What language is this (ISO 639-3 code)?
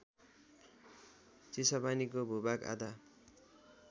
nep